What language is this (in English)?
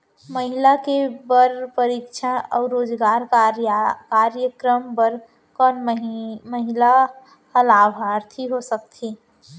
Chhattisgarhi